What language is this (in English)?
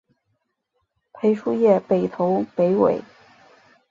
Chinese